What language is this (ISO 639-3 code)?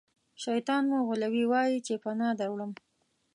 pus